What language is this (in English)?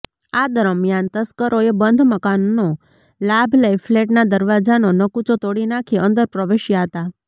Gujarati